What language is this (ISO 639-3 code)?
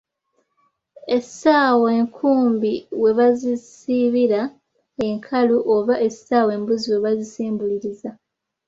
lug